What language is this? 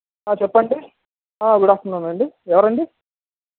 Telugu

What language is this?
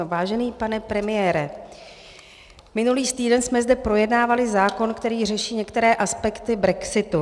Czech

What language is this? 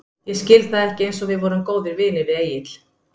Icelandic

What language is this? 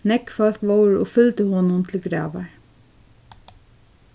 Faroese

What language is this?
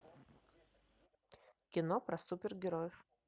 Russian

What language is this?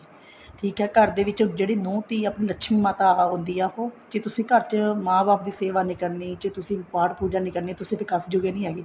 Punjabi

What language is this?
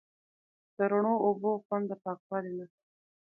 Pashto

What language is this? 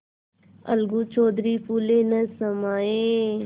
Hindi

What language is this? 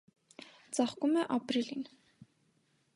Armenian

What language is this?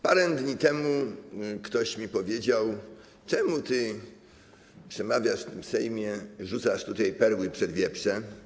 Polish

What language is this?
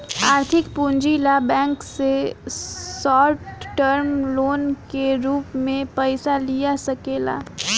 Bhojpuri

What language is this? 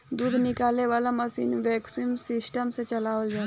Bhojpuri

